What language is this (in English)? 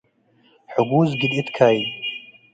Tigre